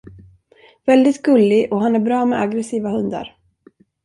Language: Swedish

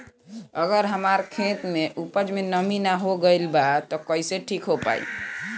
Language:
Bhojpuri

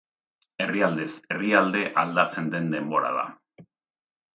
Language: Basque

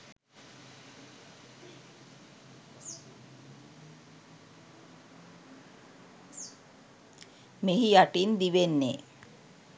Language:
Sinhala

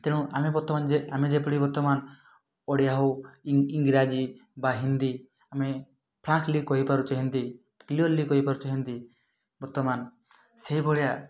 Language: Odia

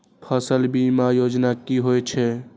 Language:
Maithili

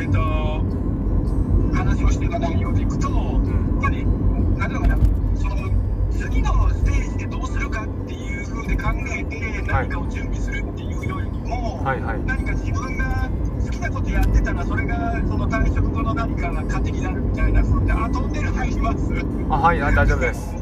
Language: Japanese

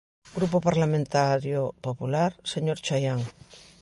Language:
Galician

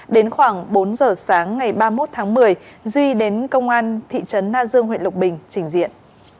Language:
Vietnamese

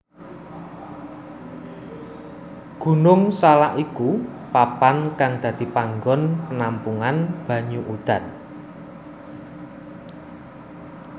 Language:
Javanese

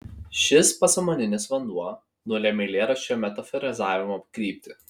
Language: Lithuanian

